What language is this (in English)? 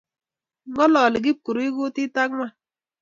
Kalenjin